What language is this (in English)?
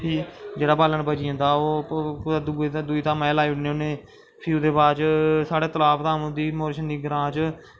Dogri